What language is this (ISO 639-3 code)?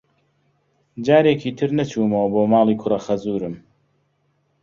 ckb